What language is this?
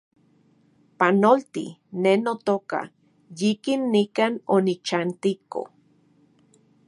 Central Puebla Nahuatl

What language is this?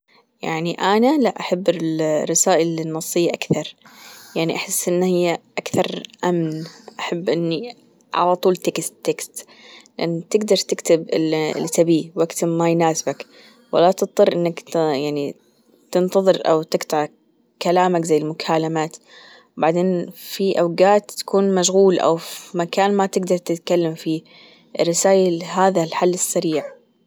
Gulf Arabic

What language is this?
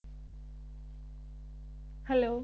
Punjabi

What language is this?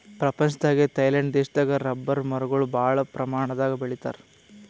Kannada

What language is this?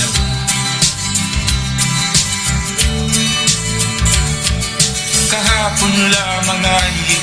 Filipino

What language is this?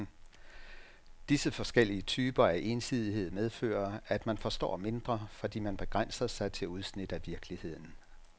Danish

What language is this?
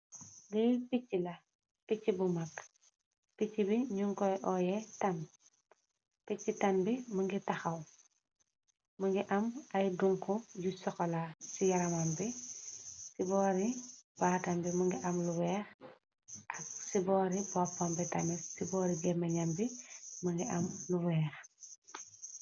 Wolof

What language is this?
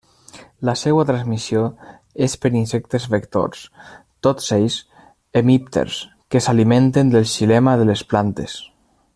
Catalan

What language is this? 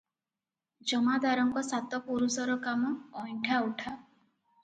Odia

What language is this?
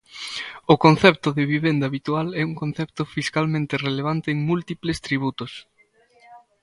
Galician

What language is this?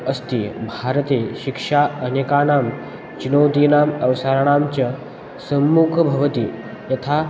Sanskrit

